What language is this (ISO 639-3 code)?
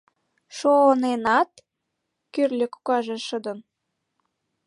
chm